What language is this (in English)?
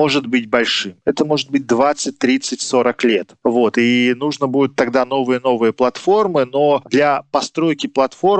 Russian